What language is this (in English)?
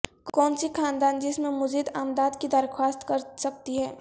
Urdu